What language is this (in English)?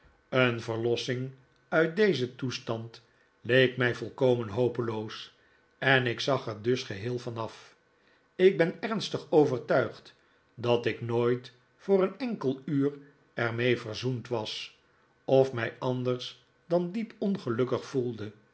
Dutch